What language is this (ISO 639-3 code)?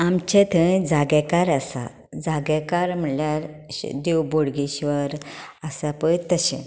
kok